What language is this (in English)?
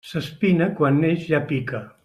Catalan